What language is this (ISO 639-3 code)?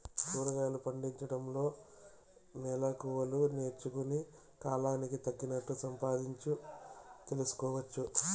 tel